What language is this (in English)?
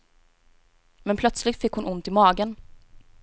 Swedish